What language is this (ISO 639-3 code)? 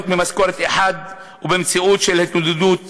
heb